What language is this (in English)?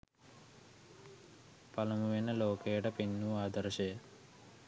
Sinhala